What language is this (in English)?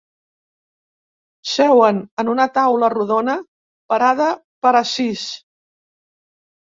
Catalan